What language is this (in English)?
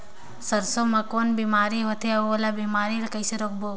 Chhattisgarhi